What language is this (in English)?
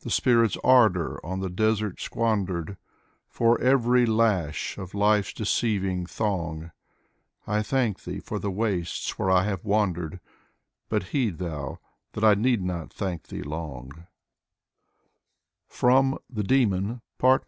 English